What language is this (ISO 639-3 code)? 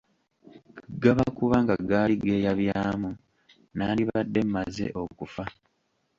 lug